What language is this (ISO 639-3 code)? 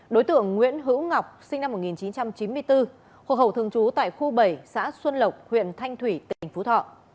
vie